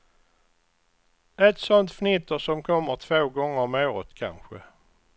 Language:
Swedish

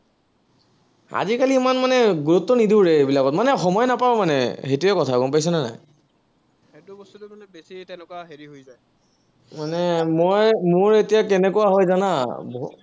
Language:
Assamese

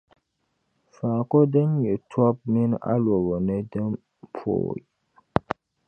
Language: Dagbani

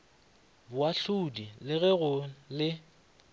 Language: Northern Sotho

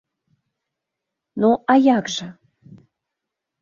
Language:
Belarusian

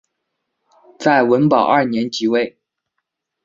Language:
Chinese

